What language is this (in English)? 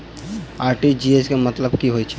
Maithili